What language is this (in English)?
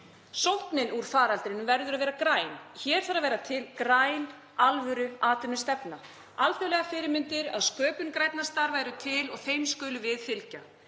Icelandic